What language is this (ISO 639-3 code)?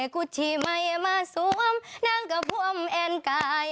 tha